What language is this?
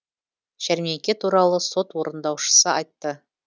Kazakh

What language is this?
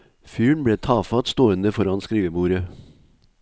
Norwegian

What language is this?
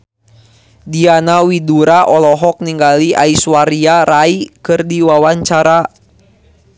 Sundanese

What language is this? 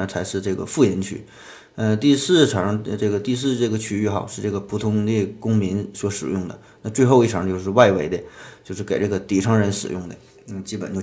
Chinese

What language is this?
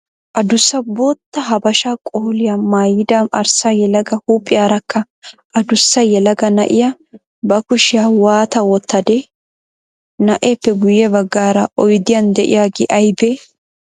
Wolaytta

